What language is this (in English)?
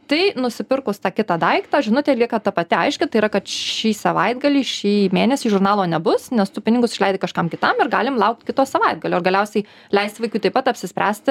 Lithuanian